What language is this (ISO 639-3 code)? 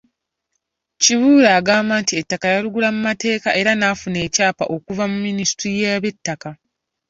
lug